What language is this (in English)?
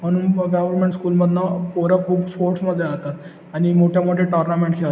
Marathi